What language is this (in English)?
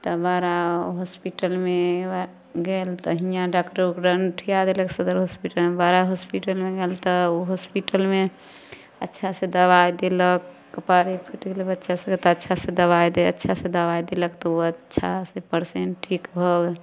Maithili